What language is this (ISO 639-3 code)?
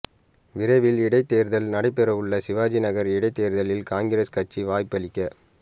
tam